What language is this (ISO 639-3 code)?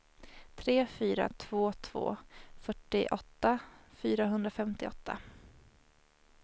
swe